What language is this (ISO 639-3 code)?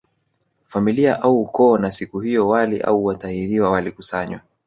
swa